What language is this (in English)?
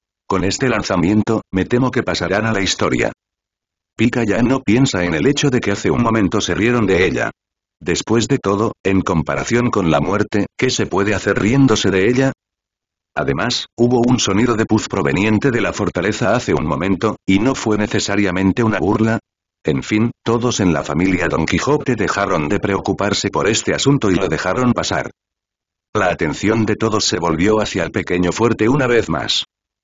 Spanish